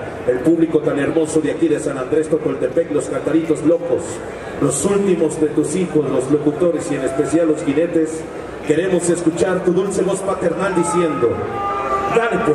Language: Spanish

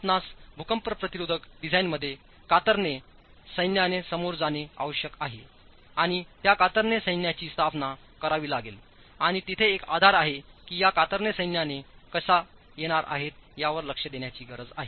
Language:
Marathi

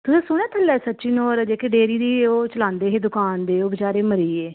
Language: Dogri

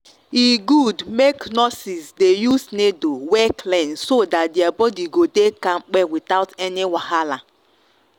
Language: Nigerian Pidgin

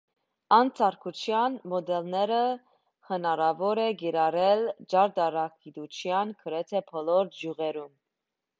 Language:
Armenian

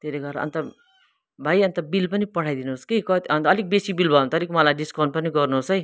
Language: Nepali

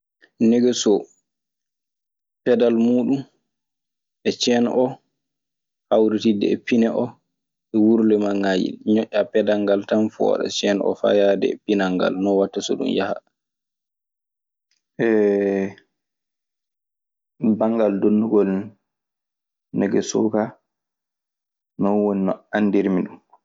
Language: Maasina Fulfulde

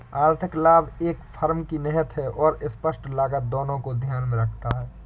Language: Hindi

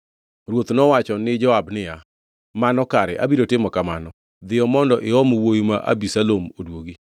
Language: Luo (Kenya and Tanzania)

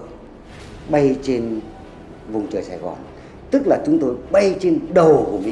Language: Vietnamese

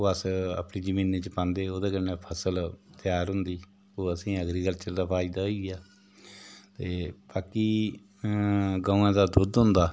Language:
Dogri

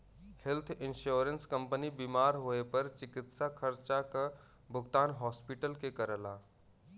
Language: Bhojpuri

